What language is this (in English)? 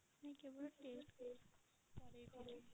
Odia